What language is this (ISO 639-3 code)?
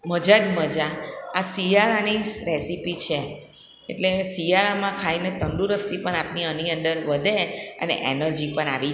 guj